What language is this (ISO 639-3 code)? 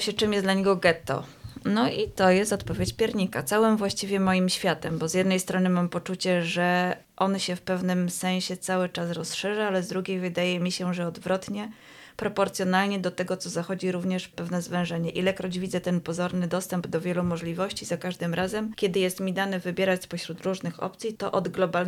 pol